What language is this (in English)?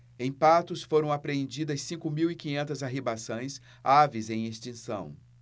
Portuguese